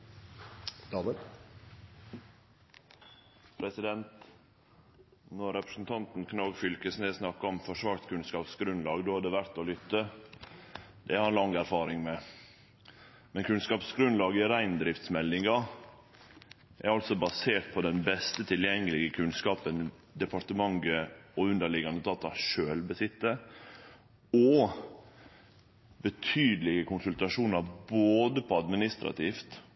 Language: Norwegian Nynorsk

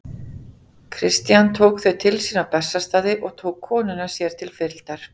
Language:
Icelandic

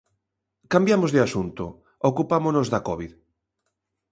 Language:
Galician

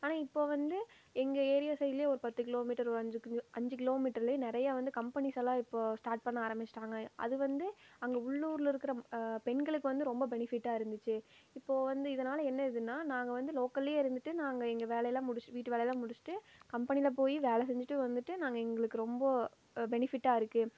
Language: Tamil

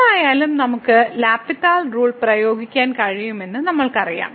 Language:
Malayalam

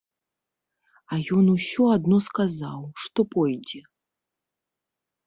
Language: Belarusian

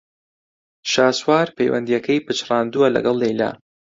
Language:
Central Kurdish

